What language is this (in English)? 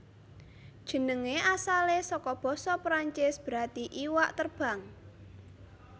Javanese